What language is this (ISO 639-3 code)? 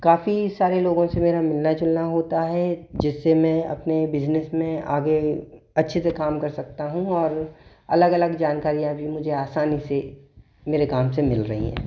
hin